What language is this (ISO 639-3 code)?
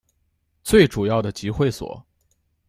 zho